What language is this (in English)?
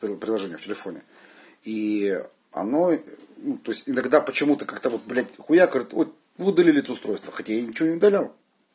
Russian